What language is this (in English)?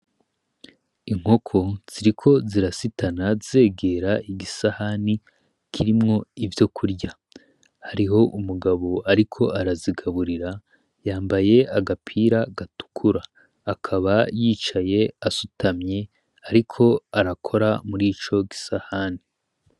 Rundi